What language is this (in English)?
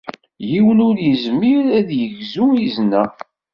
Kabyle